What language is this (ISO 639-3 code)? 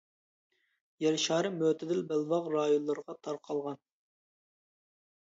uig